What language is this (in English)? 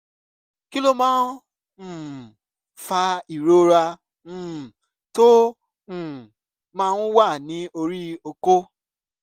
Yoruba